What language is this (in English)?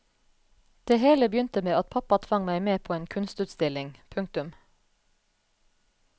Norwegian